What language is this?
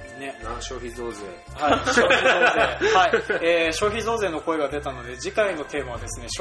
Japanese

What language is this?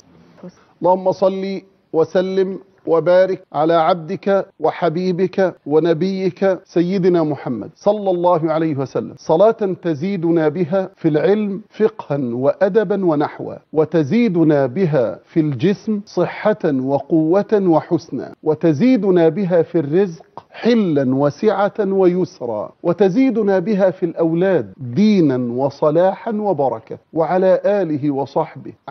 Arabic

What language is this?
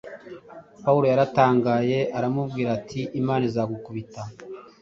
Kinyarwanda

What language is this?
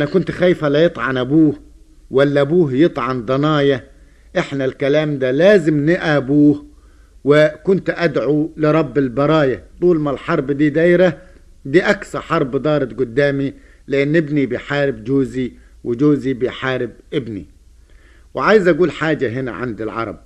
Arabic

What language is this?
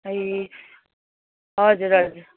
Nepali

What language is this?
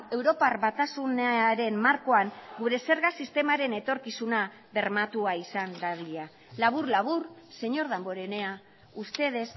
Basque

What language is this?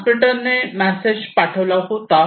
Marathi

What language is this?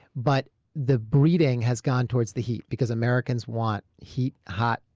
English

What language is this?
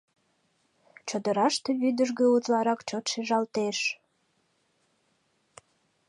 Mari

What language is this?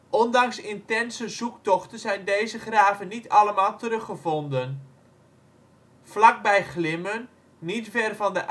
Dutch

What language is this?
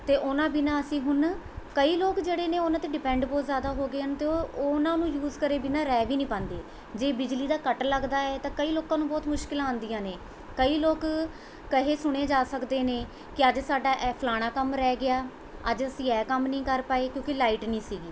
Punjabi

